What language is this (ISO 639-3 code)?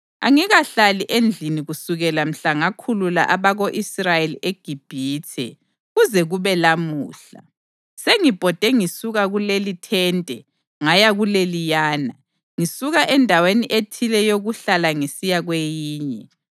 nde